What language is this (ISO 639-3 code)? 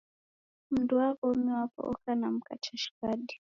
dav